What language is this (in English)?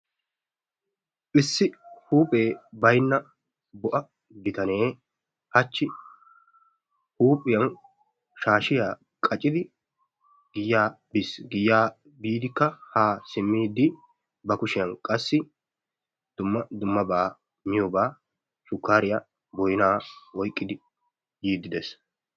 Wolaytta